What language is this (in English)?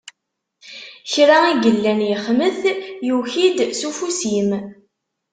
Kabyle